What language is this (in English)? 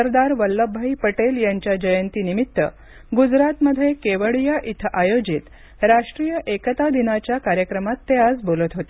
Marathi